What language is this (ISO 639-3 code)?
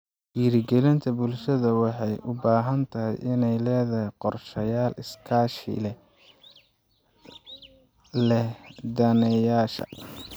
som